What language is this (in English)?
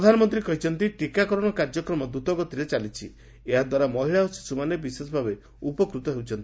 Odia